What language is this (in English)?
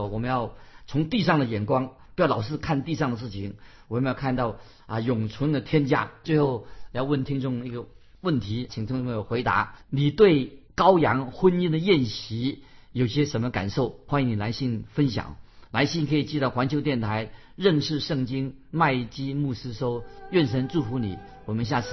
Chinese